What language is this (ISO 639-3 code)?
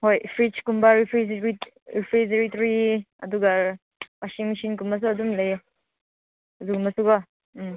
mni